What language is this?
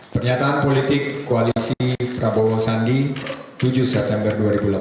Indonesian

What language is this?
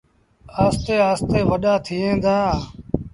Sindhi Bhil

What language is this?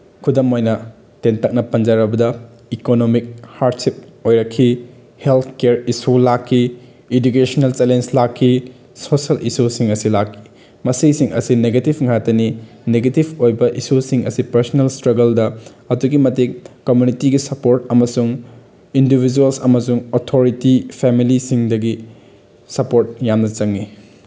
Manipuri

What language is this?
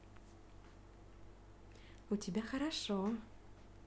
Russian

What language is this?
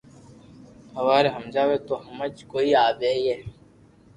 Loarki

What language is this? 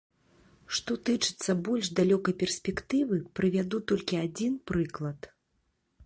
Belarusian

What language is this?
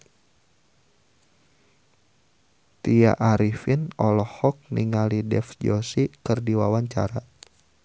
Sundanese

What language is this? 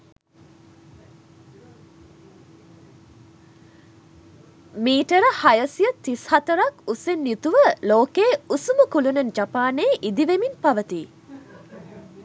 Sinhala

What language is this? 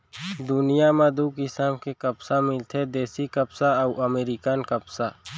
Chhattisgarhi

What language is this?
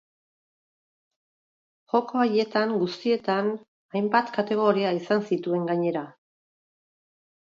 Basque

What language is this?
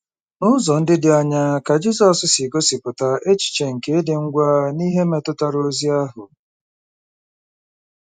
Igbo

